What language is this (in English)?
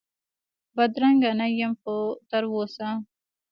Pashto